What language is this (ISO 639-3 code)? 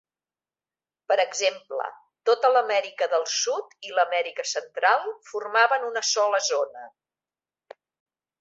cat